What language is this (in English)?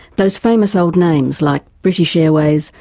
English